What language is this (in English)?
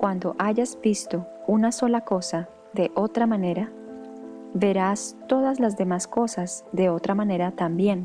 Spanish